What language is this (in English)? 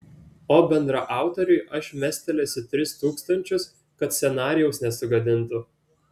Lithuanian